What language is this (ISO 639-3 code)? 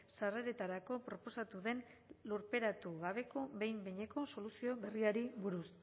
eus